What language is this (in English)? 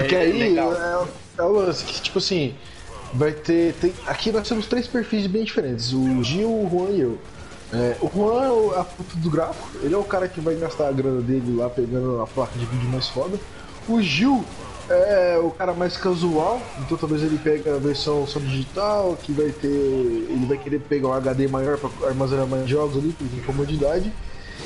Portuguese